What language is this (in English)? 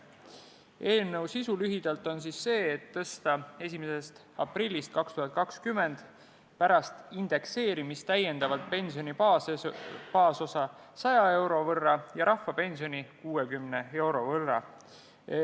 Estonian